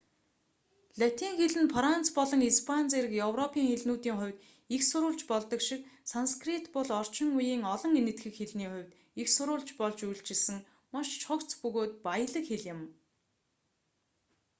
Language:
Mongolian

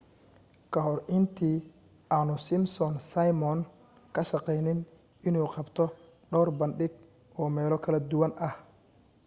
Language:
Somali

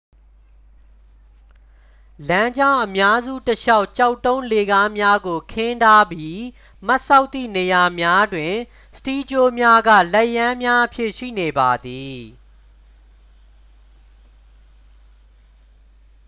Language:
Burmese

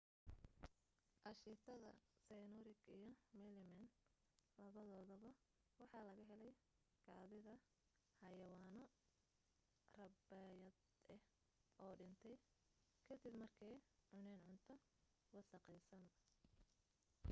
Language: Somali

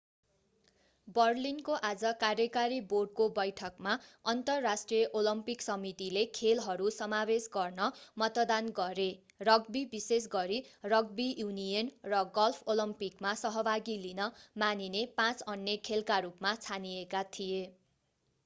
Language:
Nepali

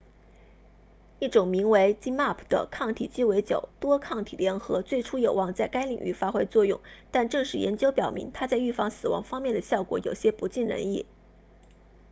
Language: Chinese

